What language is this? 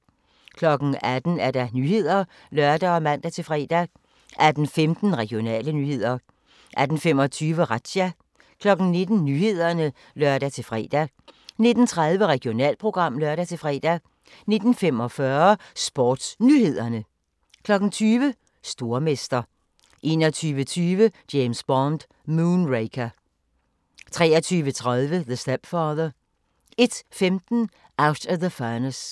Danish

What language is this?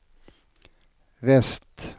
Swedish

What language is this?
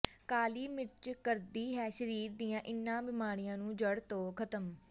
Punjabi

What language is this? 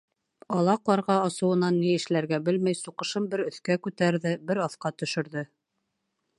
Bashkir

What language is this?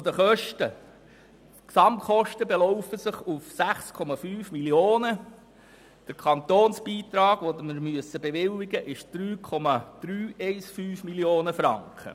Swiss German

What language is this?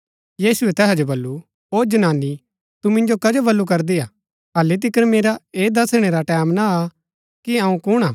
Gaddi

